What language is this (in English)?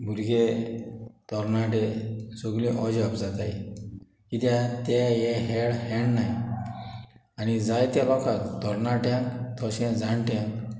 Konkani